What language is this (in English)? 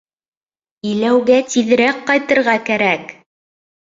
Bashkir